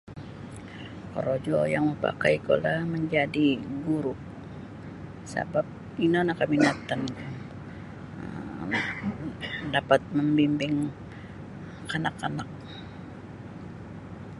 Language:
Sabah Bisaya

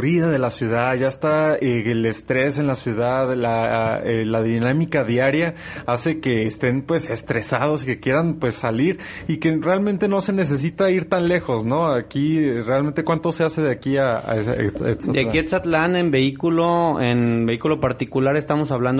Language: Spanish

